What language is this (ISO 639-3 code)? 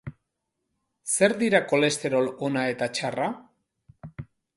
eus